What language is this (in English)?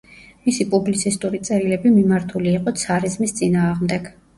Georgian